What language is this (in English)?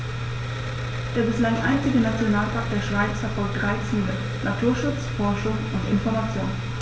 German